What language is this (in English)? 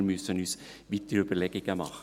Swiss German